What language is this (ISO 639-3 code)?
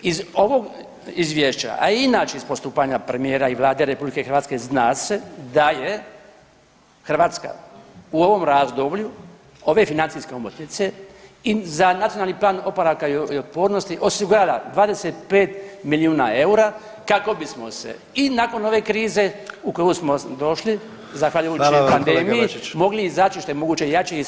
hrv